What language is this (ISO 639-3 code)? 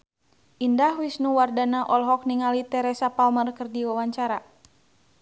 sun